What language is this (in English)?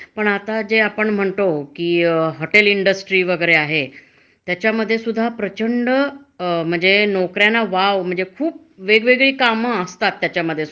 Marathi